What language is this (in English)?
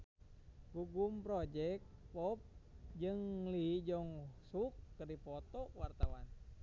Sundanese